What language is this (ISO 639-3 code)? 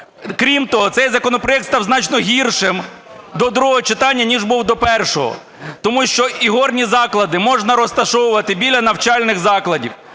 ukr